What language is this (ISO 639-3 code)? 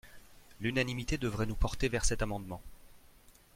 fra